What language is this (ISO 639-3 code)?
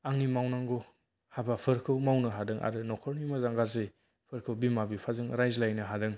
brx